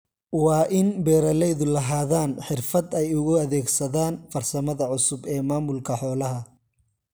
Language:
Somali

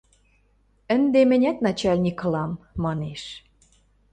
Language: Western Mari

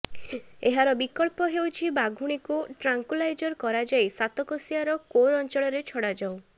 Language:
Odia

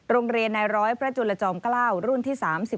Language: Thai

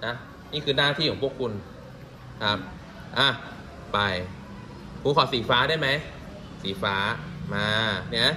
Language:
Thai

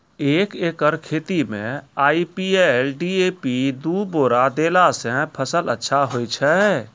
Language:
Maithili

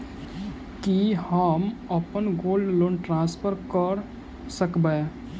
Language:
Maithili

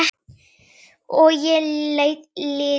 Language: Icelandic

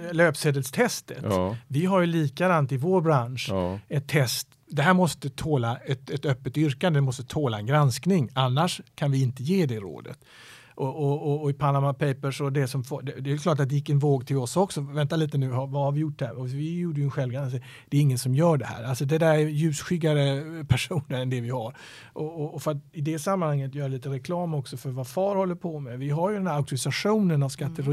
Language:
Swedish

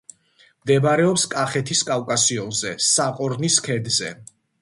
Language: Georgian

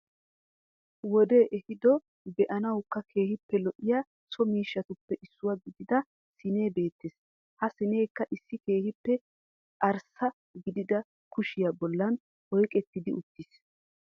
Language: Wolaytta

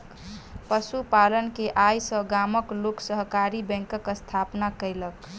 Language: Maithili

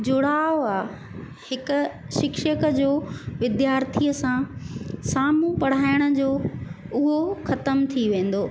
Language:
Sindhi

